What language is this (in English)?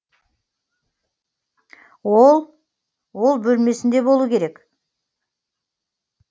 Kazakh